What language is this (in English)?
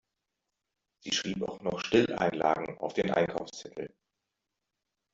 German